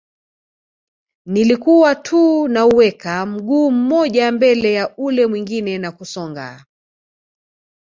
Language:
Swahili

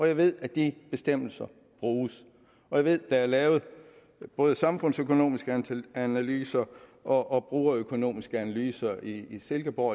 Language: Danish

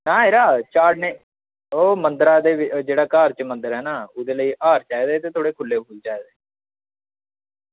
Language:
Dogri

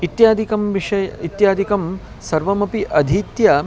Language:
Sanskrit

